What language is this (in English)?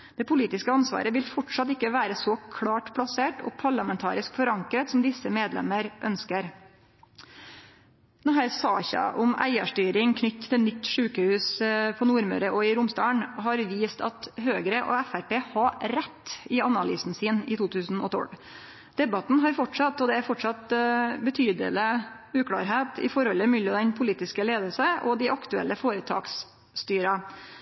Norwegian Nynorsk